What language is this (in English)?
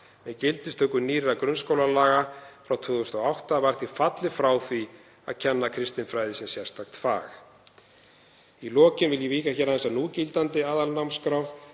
Icelandic